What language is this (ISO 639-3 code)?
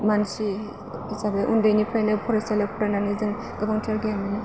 brx